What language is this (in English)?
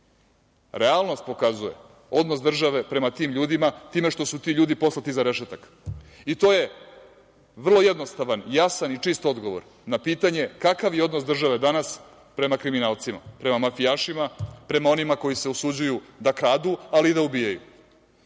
Serbian